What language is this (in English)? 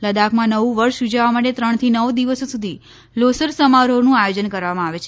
Gujarati